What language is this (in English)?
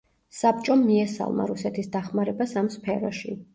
Georgian